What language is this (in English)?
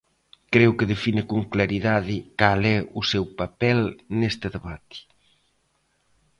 Galician